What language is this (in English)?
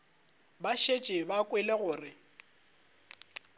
Northern Sotho